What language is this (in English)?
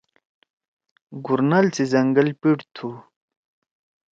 Torwali